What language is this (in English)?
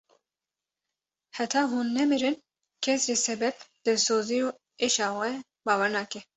Kurdish